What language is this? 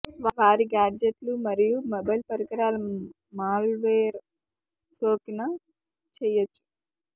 Telugu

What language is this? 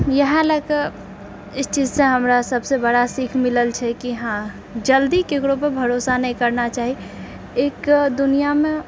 Maithili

